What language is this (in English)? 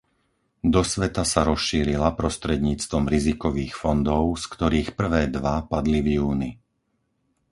Slovak